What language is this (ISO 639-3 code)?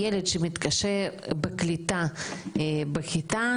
heb